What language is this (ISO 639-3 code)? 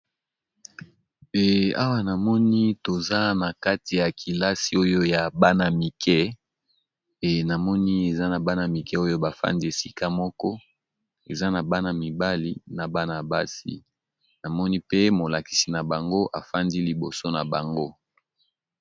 lin